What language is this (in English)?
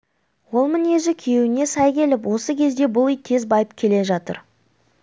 Kazakh